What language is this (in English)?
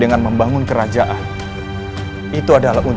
Indonesian